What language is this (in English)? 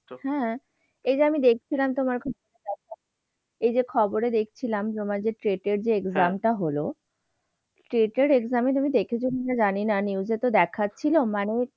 Bangla